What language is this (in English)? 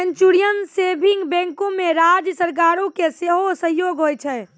Maithili